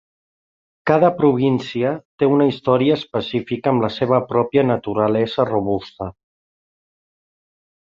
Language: Catalan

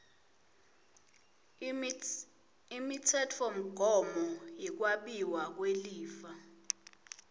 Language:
Swati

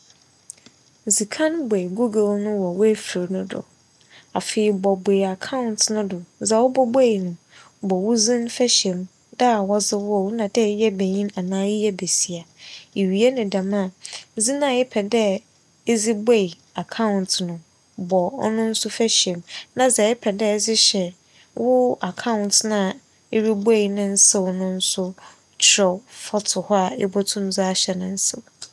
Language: Akan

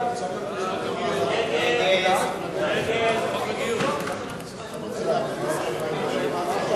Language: Hebrew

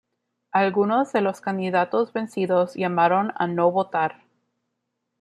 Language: Spanish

